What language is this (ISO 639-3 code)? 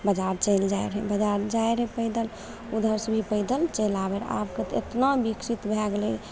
mai